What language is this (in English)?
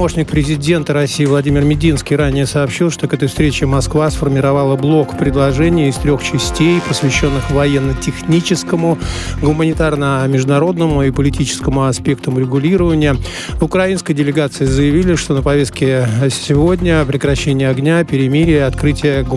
Russian